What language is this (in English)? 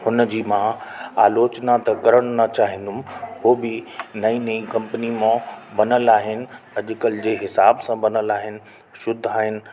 Sindhi